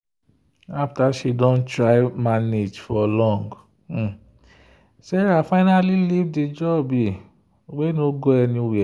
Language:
Nigerian Pidgin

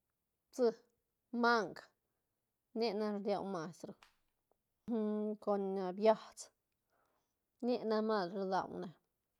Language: Santa Catarina Albarradas Zapotec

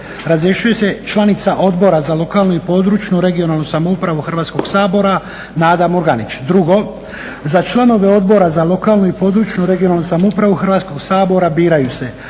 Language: Croatian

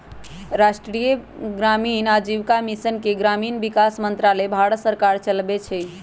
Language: Magahi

